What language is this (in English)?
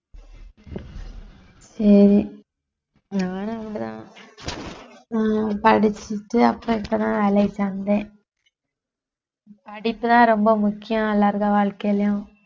Tamil